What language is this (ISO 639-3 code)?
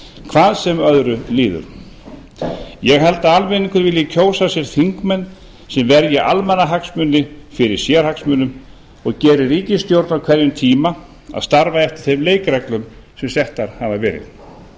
isl